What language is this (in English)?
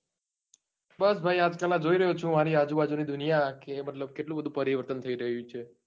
Gujarati